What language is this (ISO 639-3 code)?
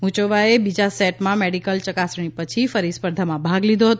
guj